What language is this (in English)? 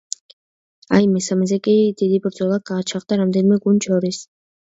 Georgian